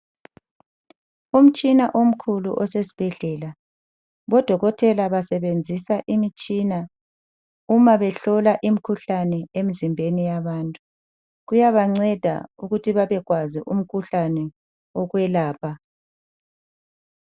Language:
North Ndebele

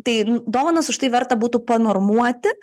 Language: Lithuanian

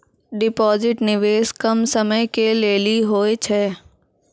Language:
Maithili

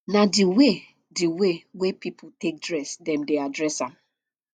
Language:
Nigerian Pidgin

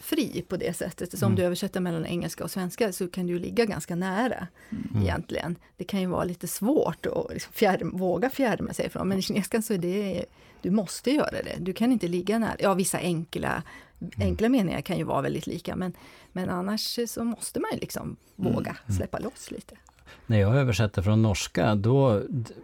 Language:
Swedish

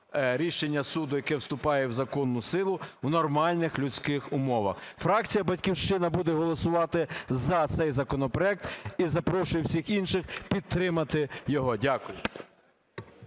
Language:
Ukrainian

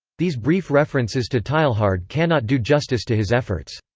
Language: English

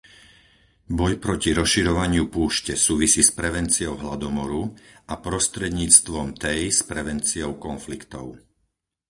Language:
Slovak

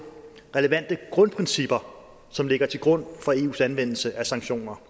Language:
Danish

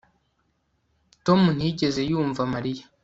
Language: Kinyarwanda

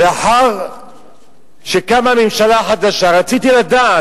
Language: Hebrew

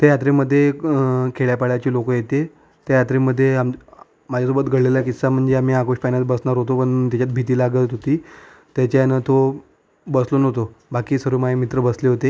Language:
Marathi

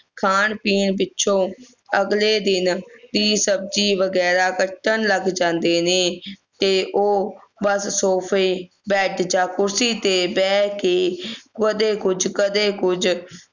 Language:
Punjabi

